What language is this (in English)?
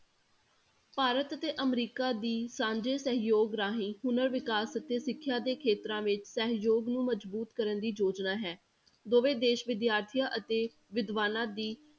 Punjabi